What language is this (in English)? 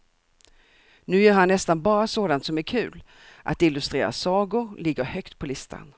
Swedish